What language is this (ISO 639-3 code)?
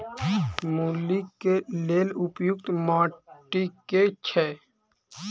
mai